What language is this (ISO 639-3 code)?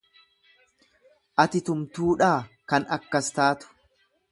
orm